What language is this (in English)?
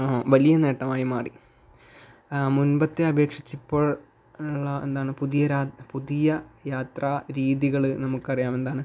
Malayalam